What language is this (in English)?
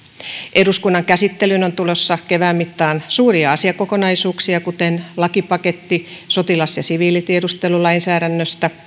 Finnish